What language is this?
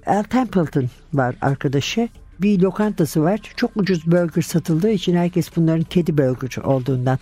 Turkish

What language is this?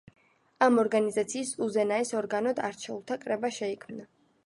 Georgian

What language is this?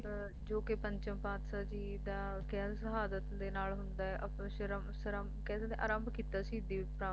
Punjabi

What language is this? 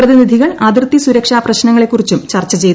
Malayalam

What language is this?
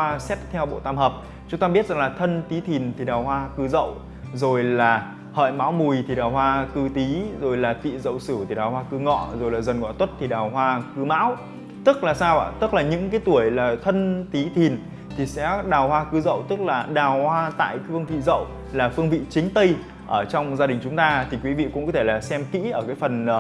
Vietnamese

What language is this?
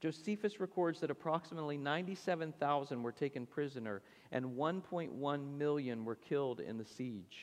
English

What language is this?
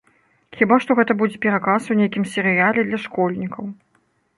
Belarusian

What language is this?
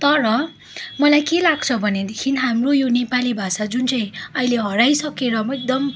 Nepali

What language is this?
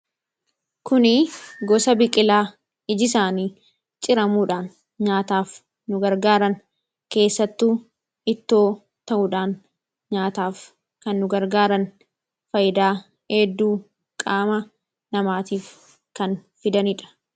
Oromo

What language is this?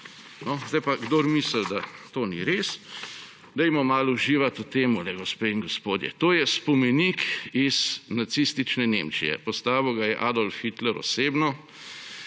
Slovenian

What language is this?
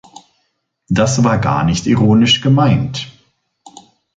German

